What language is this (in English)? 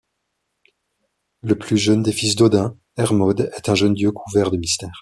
French